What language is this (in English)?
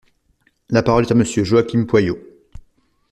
French